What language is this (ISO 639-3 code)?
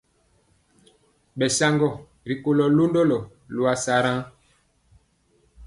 mcx